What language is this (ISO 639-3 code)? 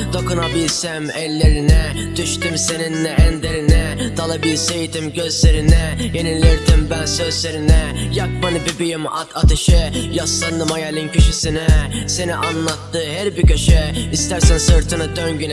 tur